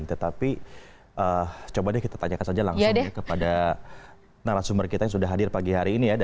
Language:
Indonesian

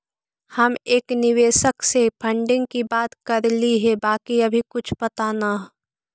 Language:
Magahi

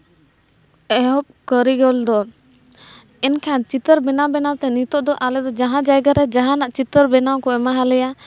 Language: Santali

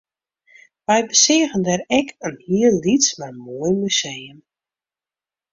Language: Western Frisian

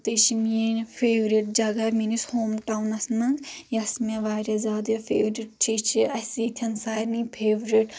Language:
Kashmiri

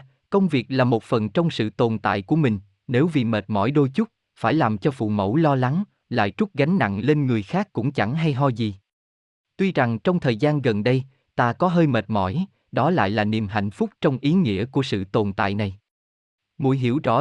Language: Vietnamese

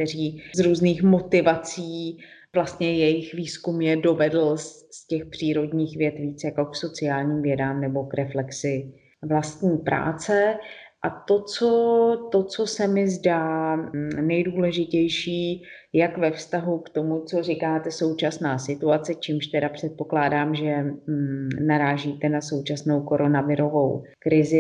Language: Czech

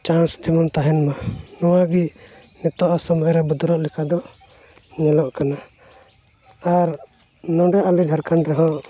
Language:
Santali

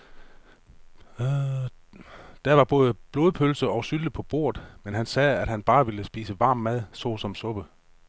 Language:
Danish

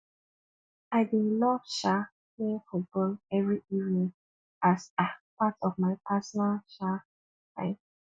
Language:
Nigerian Pidgin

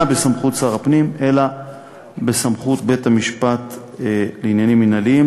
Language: Hebrew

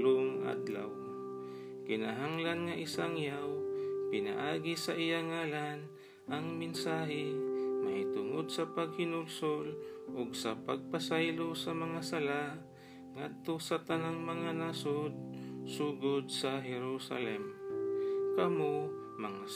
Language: Filipino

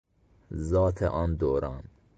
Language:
Persian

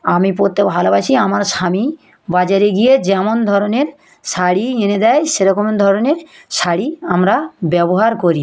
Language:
Bangla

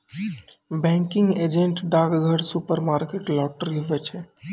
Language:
Maithili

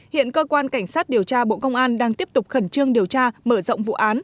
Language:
Vietnamese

